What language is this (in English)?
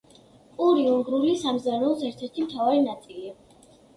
Georgian